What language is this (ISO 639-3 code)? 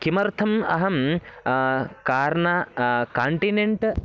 san